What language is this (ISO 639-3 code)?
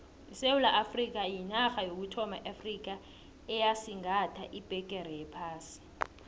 nbl